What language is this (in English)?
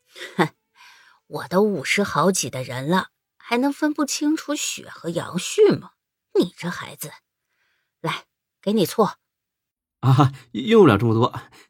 Chinese